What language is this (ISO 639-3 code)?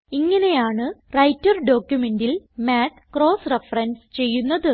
mal